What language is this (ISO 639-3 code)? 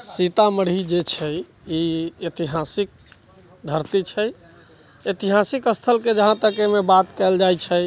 mai